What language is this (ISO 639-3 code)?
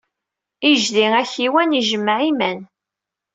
kab